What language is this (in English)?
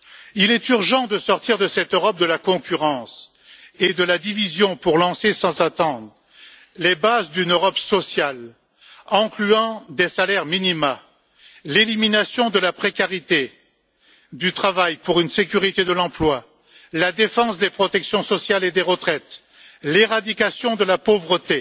French